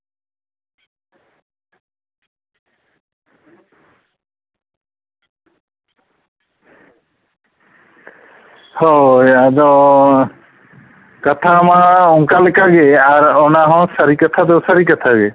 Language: Santali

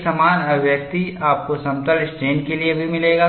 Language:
Hindi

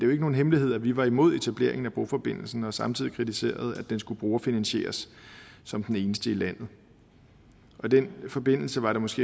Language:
Danish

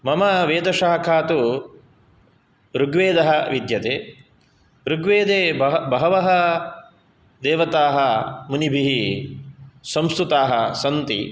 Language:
Sanskrit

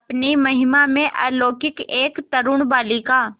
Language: Hindi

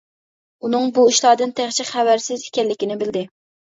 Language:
Uyghur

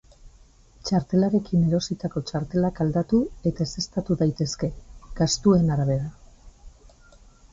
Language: Basque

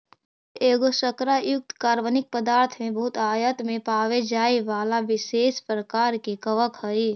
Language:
Magahi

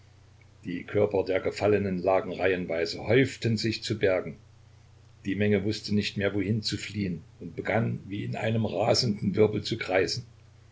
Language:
German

